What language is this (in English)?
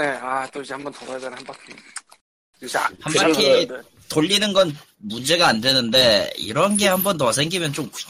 Korean